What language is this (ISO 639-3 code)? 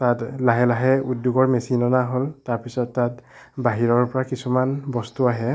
asm